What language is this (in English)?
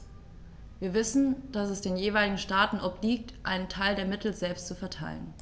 German